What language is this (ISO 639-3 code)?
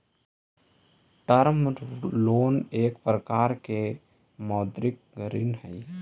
mag